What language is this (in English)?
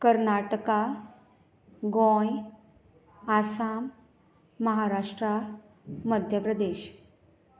Konkani